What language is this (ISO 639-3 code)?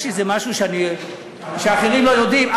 heb